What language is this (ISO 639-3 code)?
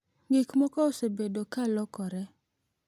luo